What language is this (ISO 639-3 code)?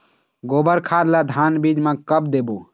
hne